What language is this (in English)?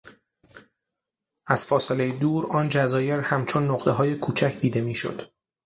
Persian